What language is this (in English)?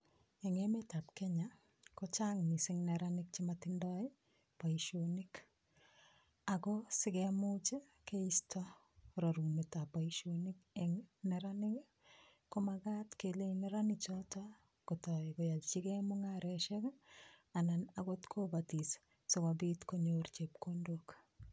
Kalenjin